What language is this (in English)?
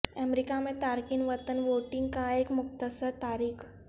Urdu